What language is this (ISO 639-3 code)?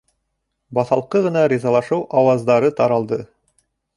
bak